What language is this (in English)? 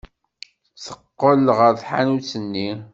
Kabyle